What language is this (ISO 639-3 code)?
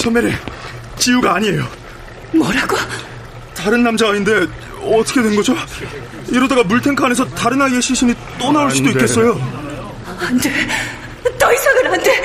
kor